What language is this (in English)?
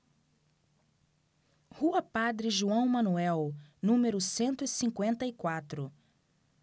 Portuguese